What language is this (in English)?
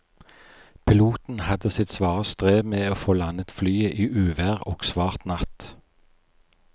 Norwegian